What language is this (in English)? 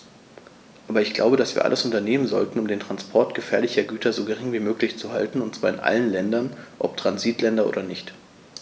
German